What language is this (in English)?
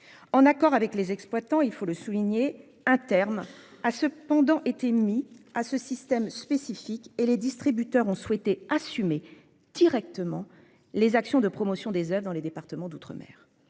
French